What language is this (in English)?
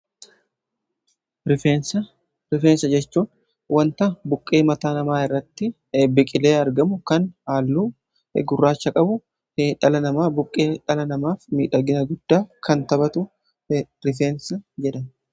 Oromo